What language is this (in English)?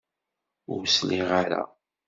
Kabyle